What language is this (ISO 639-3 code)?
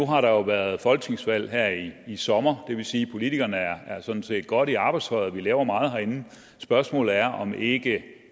dan